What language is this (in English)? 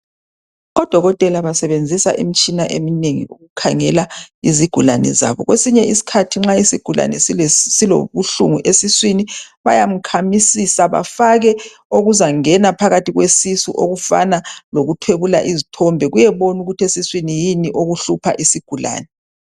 North Ndebele